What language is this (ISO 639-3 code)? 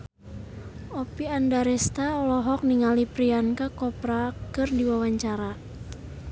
sun